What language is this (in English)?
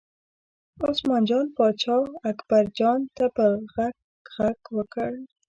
Pashto